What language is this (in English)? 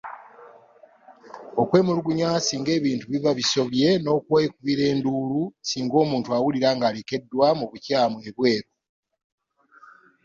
Ganda